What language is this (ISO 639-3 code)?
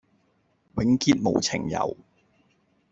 yue